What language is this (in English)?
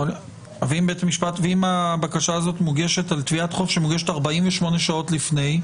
Hebrew